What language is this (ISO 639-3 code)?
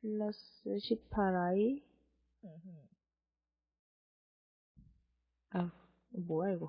kor